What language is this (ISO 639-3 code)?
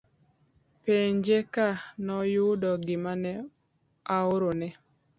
luo